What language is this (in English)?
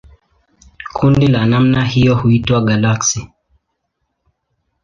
Swahili